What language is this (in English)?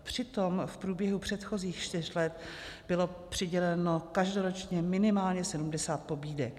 Czech